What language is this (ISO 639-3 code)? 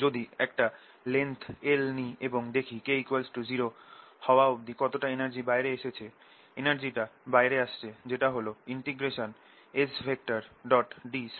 ben